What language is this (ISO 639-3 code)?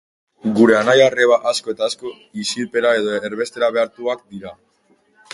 eus